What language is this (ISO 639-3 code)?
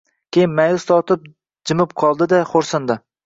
uzb